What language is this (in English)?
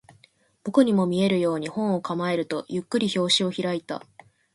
Japanese